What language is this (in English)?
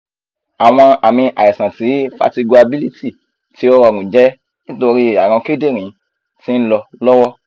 Yoruba